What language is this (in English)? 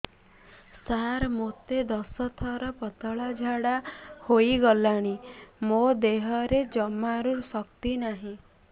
Odia